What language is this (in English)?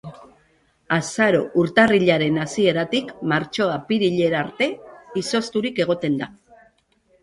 Basque